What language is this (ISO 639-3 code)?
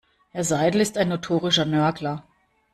deu